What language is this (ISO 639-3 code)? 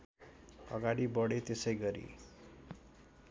nep